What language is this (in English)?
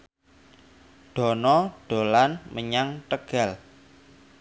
Javanese